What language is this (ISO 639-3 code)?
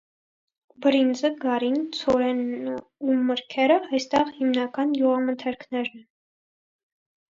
hye